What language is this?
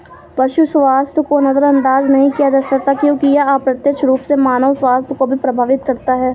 Hindi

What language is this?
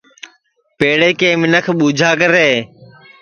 Sansi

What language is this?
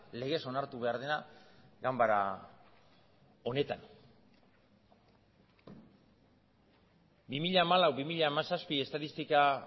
Basque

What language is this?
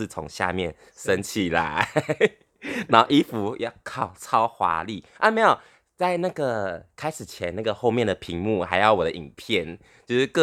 Chinese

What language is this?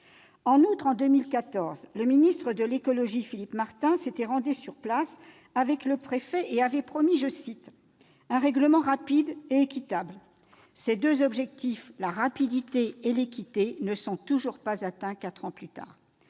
French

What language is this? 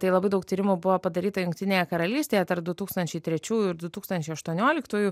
Lithuanian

